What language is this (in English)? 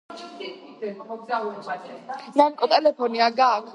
Georgian